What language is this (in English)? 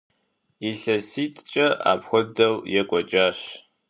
Kabardian